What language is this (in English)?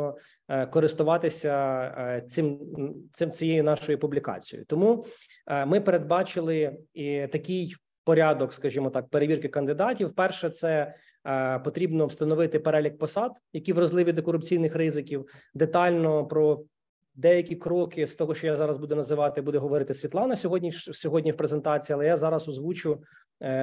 Ukrainian